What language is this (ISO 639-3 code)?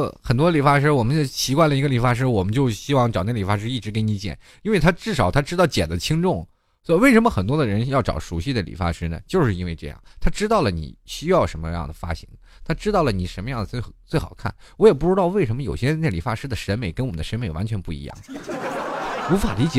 zho